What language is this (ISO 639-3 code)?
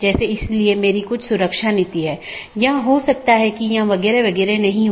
hin